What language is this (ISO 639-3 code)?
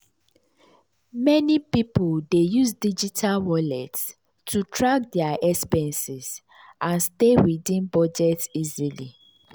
pcm